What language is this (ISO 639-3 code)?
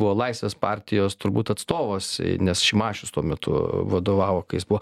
lit